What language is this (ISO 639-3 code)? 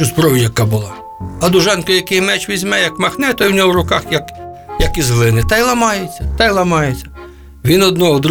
ukr